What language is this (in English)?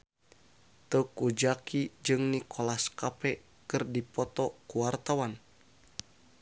Sundanese